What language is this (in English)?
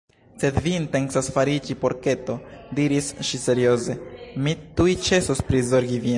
Esperanto